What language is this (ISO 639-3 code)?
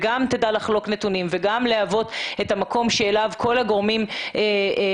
heb